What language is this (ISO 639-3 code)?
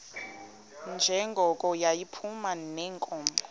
xho